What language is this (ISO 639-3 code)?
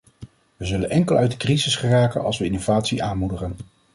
nld